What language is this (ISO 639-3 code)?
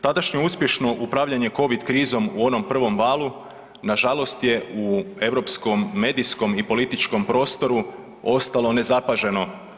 hrv